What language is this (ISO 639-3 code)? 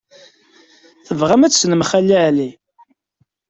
kab